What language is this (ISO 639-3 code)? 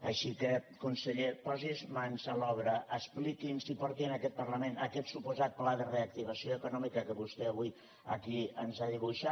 cat